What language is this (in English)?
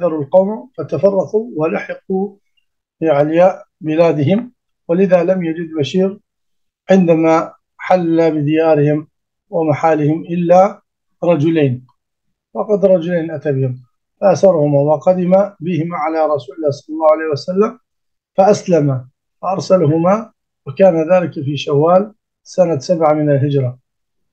Arabic